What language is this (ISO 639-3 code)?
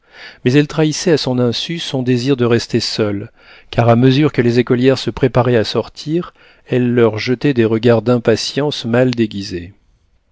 fra